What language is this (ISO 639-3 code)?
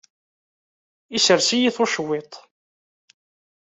kab